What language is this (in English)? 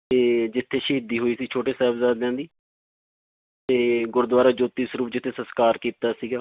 Punjabi